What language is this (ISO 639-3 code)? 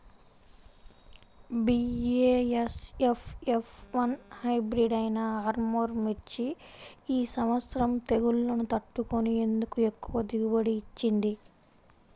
tel